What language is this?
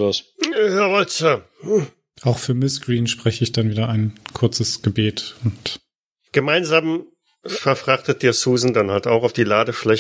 German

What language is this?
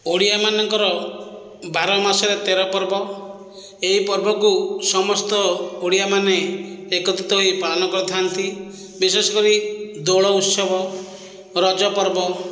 Odia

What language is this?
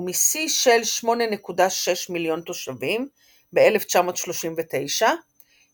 Hebrew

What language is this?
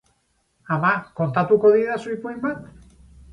Basque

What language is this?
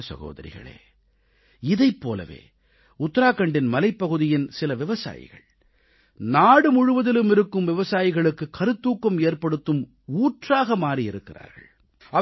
Tamil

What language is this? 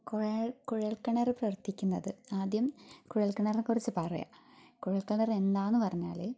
Malayalam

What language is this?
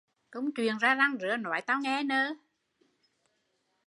Vietnamese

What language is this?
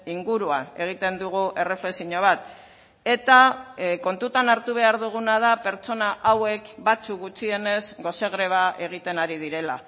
Basque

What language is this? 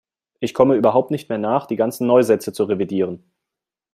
German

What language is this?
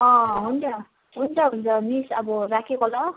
Nepali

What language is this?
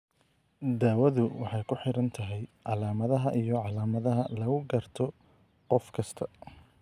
Somali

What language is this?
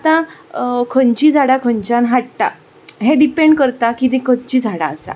Konkani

